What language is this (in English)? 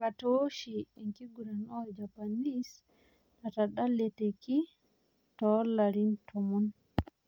Masai